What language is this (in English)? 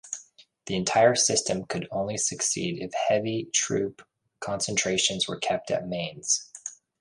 English